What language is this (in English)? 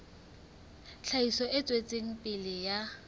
Southern Sotho